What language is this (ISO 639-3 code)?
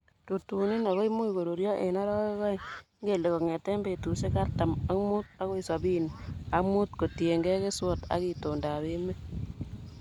kln